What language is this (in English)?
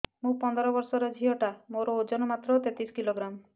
Odia